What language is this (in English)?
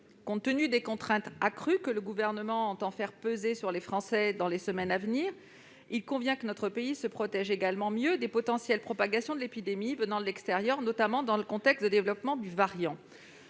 French